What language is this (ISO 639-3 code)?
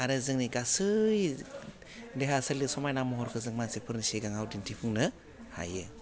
brx